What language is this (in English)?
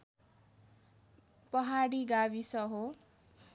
Nepali